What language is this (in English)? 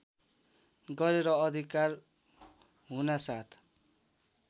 Nepali